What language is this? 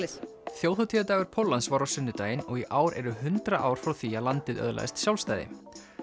Icelandic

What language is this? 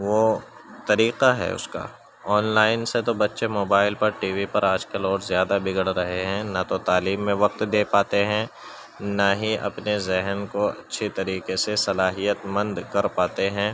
Urdu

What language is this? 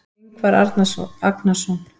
Icelandic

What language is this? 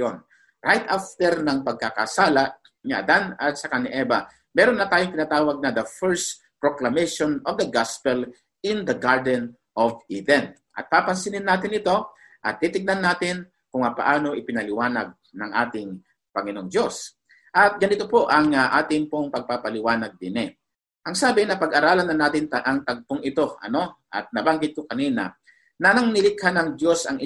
Filipino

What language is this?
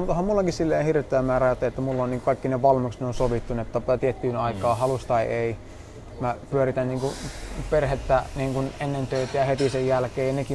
Finnish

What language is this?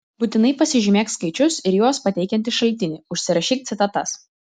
Lithuanian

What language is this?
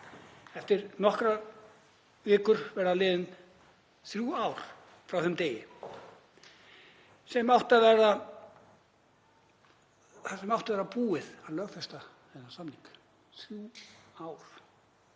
Icelandic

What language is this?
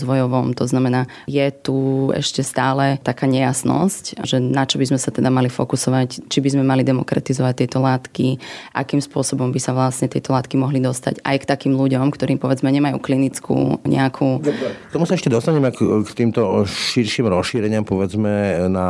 Slovak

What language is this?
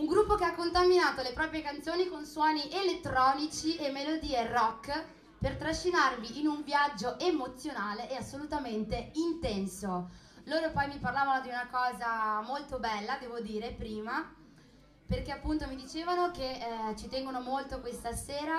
Italian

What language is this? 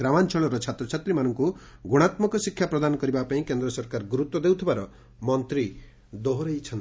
Odia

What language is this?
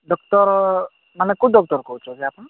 Odia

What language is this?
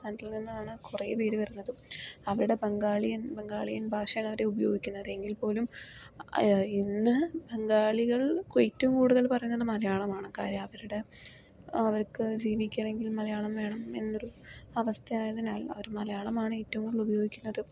Malayalam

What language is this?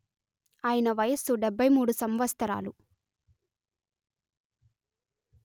Telugu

